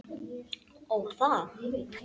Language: Icelandic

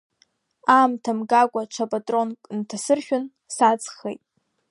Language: Abkhazian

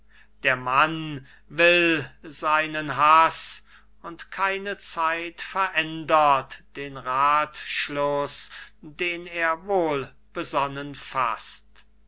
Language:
German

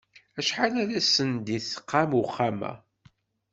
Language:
Kabyle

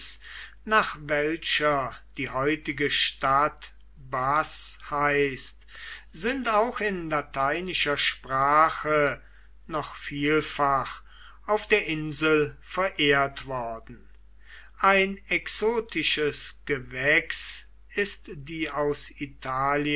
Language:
German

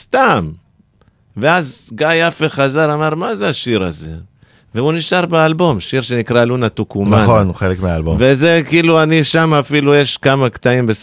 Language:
Hebrew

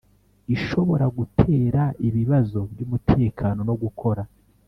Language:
Kinyarwanda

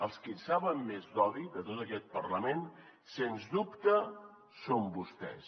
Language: Catalan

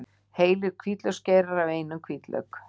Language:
Icelandic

